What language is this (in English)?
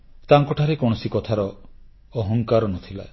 Odia